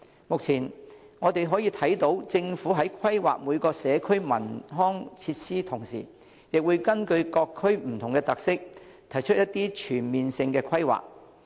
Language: Cantonese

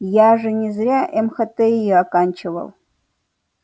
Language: Russian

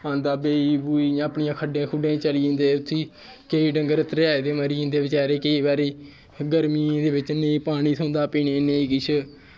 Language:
Dogri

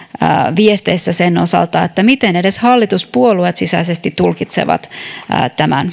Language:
Finnish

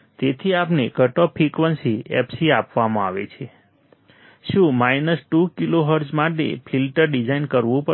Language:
Gujarati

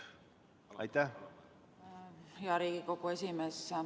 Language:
Estonian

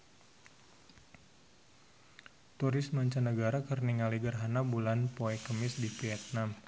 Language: Sundanese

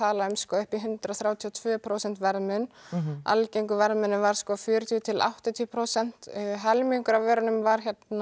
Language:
Icelandic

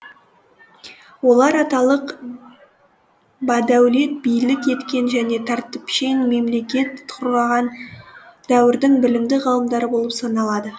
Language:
Kazakh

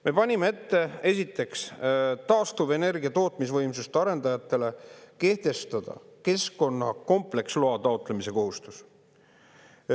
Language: Estonian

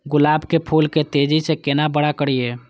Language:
Maithili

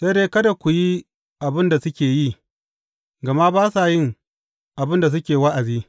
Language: Hausa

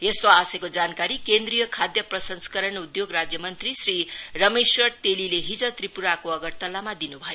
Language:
Nepali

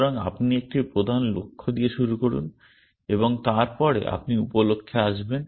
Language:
Bangla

